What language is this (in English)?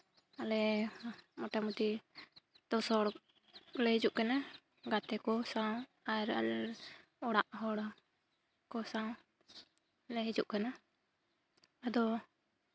Santali